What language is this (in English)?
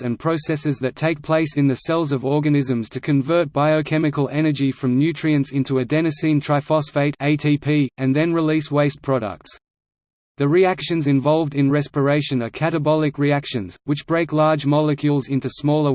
English